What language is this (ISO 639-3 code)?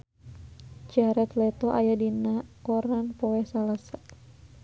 sun